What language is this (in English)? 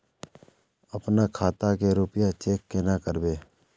Magahi